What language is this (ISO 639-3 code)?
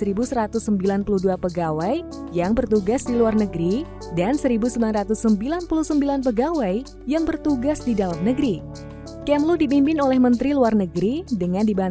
ind